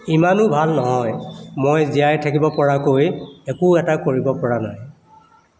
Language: Assamese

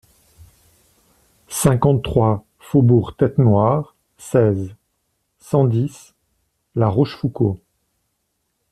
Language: French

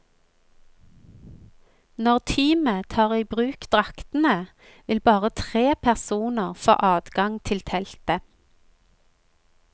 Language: Norwegian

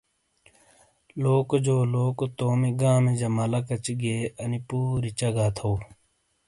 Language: Shina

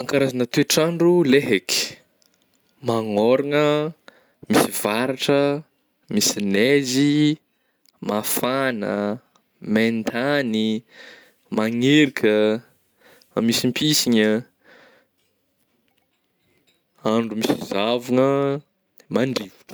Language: Northern Betsimisaraka Malagasy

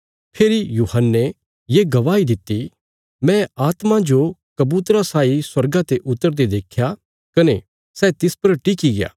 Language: Bilaspuri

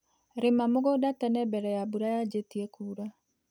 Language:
Kikuyu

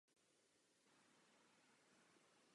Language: Czech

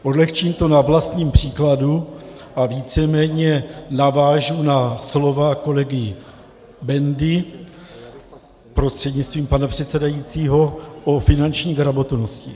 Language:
Czech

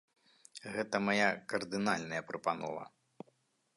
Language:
Belarusian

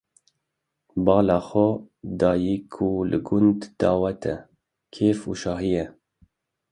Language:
Kurdish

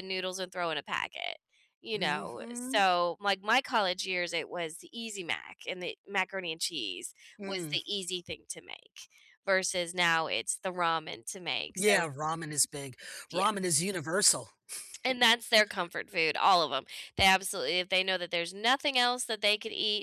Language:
English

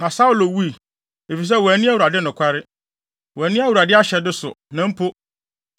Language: Akan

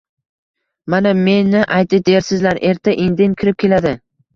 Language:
Uzbek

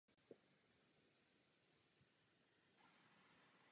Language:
Czech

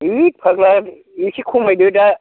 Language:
Bodo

